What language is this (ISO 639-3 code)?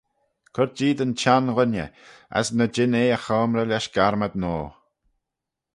glv